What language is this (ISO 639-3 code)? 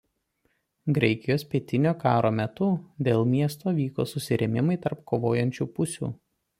lit